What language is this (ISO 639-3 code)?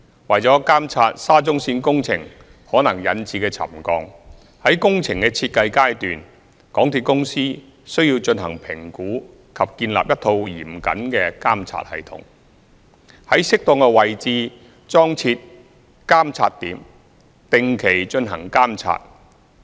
yue